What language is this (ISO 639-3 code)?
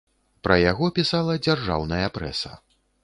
bel